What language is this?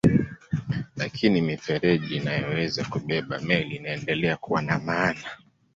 Swahili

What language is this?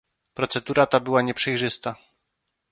Polish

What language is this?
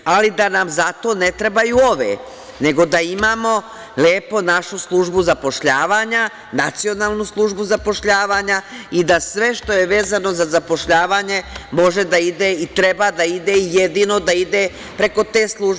Serbian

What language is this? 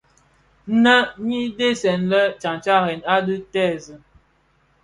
Bafia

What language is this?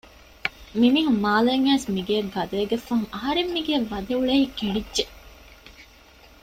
Divehi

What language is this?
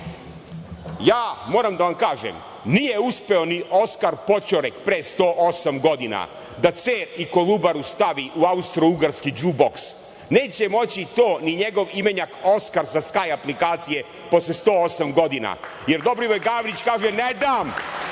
Serbian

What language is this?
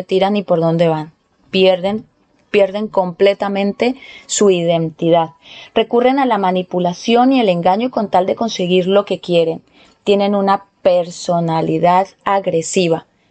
Spanish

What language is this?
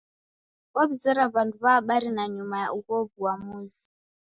Taita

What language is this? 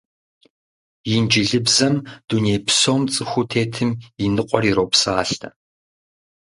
Kabardian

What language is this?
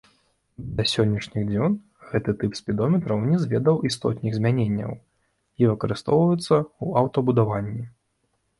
Belarusian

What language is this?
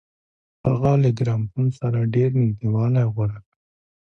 Pashto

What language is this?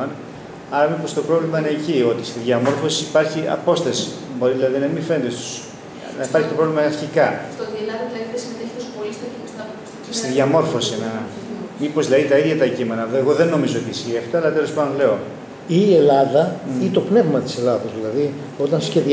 Greek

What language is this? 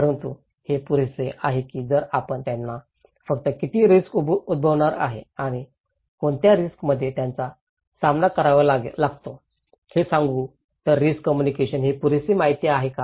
Marathi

